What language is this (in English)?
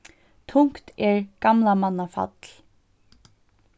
Faroese